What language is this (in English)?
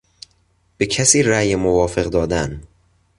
Persian